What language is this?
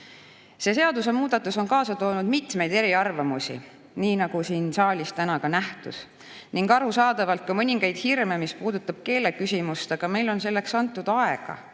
Estonian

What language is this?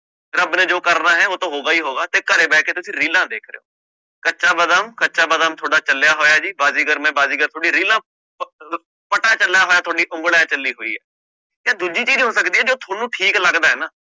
Punjabi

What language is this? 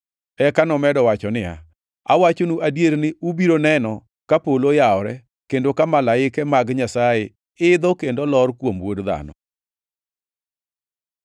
Luo (Kenya and Tanzania)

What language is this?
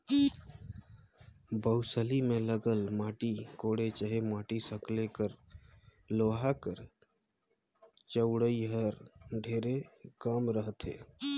Chhattisgarhi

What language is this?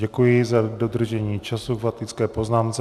Czech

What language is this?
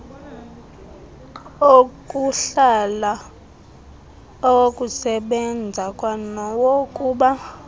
Xhosa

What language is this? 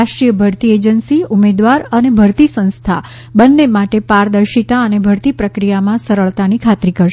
Gujarati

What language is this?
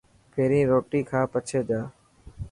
Dhatki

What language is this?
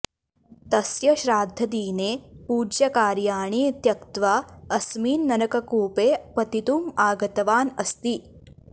Sanskrit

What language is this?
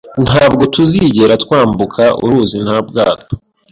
Kinyarwanda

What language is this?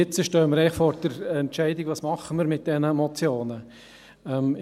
Swiss German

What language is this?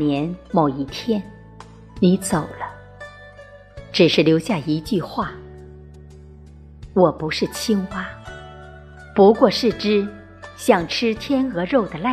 Chinese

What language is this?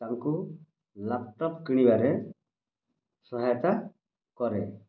Odia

